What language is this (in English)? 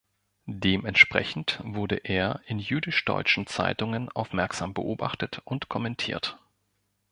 German